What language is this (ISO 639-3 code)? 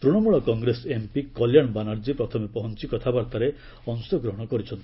ori